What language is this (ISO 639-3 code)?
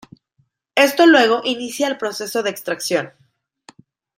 spa